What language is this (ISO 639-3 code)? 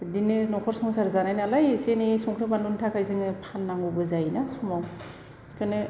brx